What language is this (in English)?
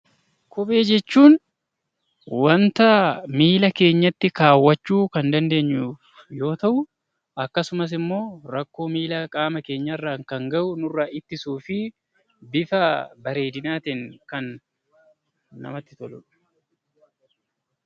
Oromo